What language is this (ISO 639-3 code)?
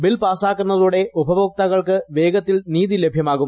mal